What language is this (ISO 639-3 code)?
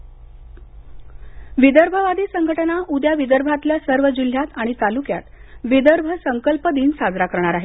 mar